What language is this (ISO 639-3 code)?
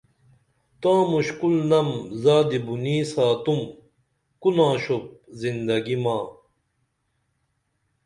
dml